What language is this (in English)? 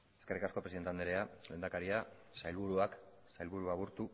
Basque